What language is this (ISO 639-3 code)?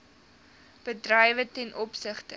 afr